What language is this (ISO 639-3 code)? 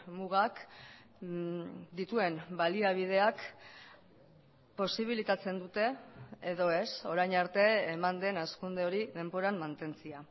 eus